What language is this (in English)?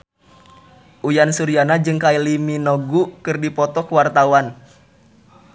Sundanese